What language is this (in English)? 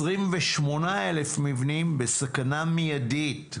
Hebrew